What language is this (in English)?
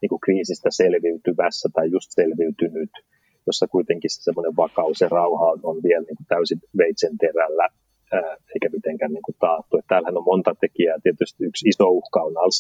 Finnish